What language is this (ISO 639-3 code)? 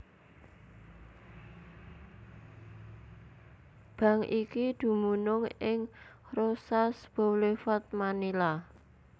jav